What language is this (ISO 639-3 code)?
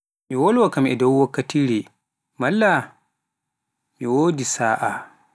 fuf